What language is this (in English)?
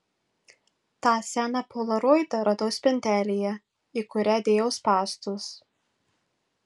Lithuanian